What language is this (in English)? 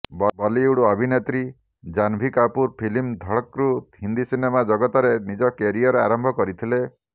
Odia